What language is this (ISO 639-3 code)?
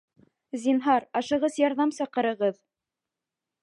bak